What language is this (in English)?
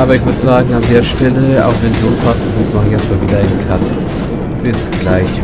German